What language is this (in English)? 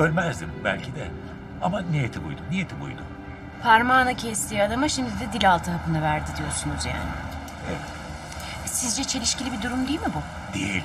Turkish